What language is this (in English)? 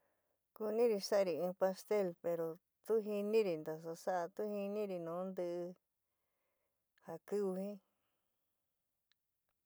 San Miguel El Grande Mixtec